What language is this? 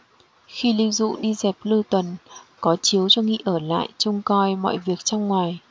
Vietnamese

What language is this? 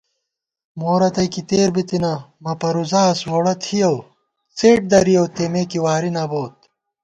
Gawar-Bati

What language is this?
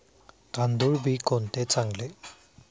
Marathi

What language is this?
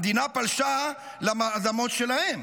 Hebrew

